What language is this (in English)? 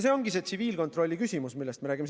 Estonian